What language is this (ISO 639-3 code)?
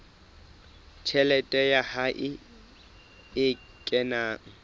sot